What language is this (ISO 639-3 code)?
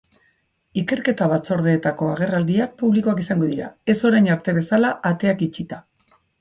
eus